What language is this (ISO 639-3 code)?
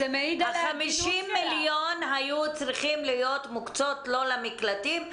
heb